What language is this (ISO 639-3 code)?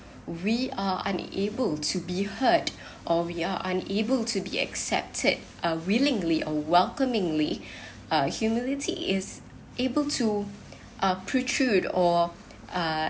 eng